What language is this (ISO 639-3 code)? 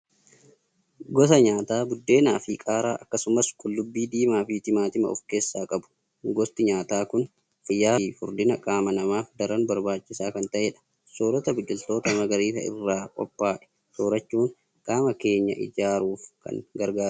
orm